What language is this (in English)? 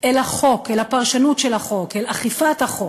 Hebrew